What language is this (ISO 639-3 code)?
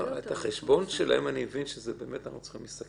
heb